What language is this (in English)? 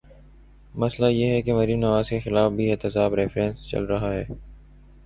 Urdu